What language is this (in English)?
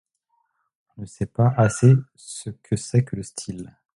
French